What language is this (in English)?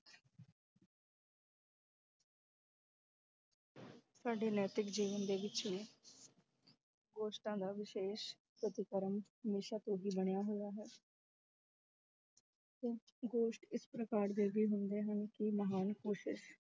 Punjabi